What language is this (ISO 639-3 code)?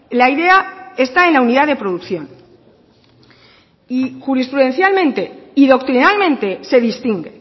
spa